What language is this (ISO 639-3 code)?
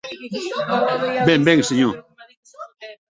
oci